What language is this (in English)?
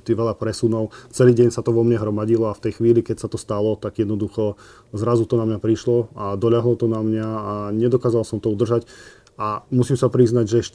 Slovak